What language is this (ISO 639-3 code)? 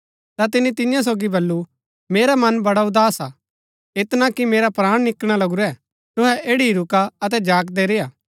gbk